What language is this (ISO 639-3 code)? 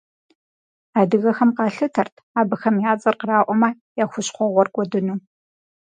kbd